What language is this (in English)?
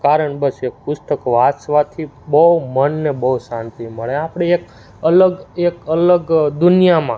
Gujarati